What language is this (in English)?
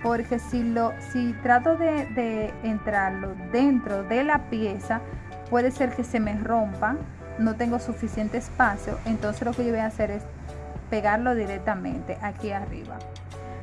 Spanish